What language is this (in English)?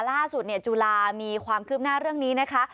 Thai